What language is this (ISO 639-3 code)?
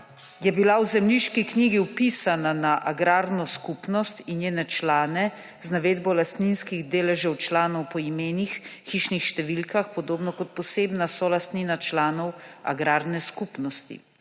slv